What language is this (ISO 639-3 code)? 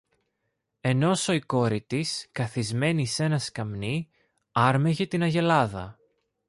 ell